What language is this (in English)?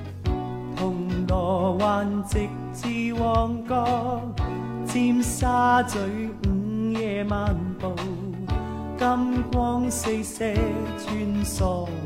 Chinese